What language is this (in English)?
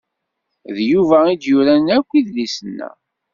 Kabyle